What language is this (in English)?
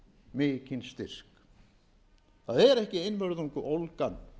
Icelandic